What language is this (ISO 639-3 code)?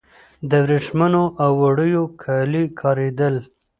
pus